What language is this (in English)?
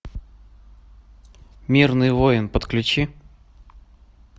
Russian